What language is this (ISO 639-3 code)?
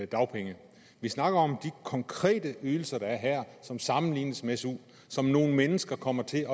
dan